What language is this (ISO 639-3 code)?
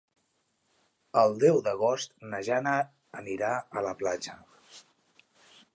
cat